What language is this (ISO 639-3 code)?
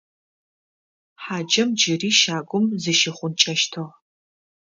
ady